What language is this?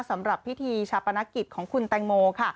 Thai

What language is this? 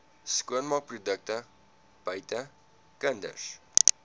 Afrikaans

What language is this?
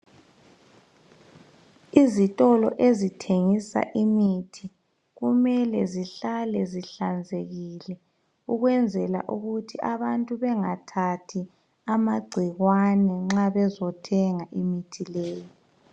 North Ndebele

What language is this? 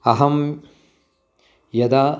Sanskrit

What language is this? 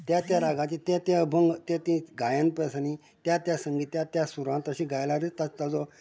Konkani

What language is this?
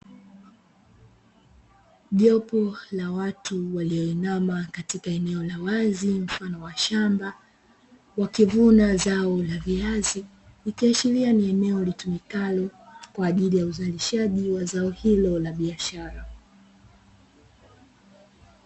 Swahili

